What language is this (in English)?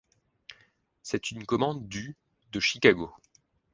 French